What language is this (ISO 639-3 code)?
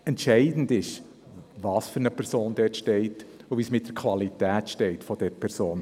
gsw